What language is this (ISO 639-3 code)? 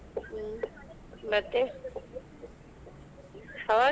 kan